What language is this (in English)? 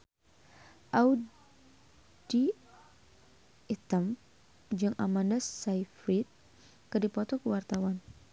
Sundanese